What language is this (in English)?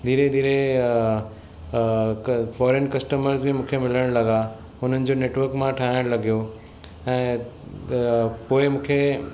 Sindhi